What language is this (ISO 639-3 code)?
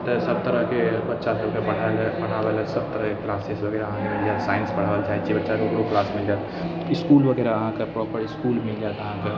mai